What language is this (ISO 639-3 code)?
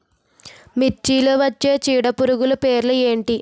tel